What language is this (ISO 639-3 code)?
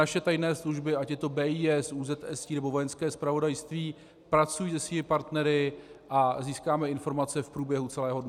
ces